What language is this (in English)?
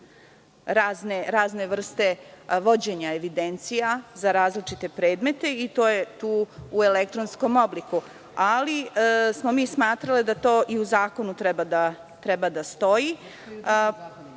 Serbian